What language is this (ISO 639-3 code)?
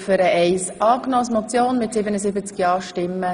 gsw